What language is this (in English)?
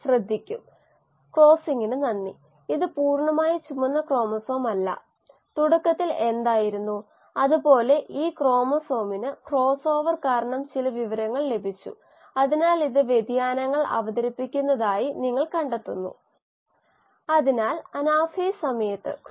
Malayalam